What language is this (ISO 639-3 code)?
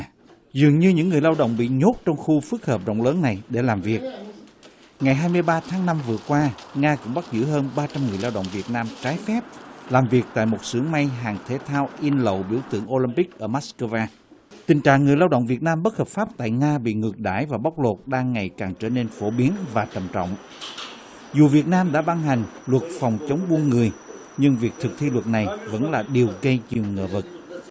vie